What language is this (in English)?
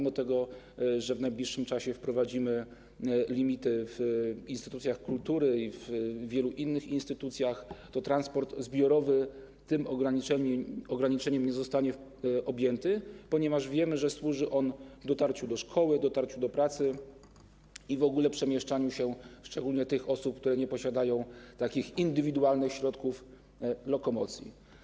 Polish